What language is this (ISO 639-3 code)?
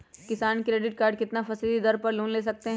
mag